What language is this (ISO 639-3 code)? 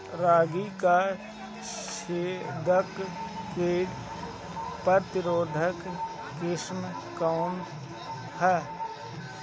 bho